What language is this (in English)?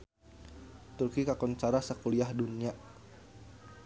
Sundanese